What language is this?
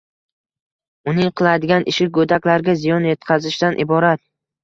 Uzbek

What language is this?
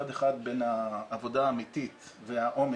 Hebrew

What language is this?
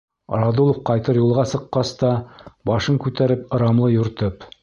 Bashkir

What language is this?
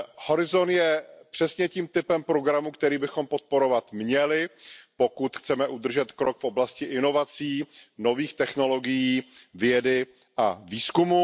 Czech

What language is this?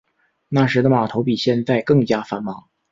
Chinese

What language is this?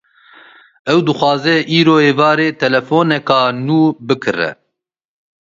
Kurdish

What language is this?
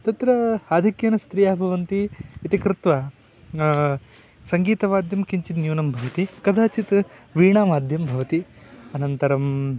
Sanskrit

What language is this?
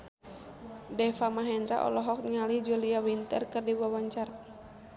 Sundanese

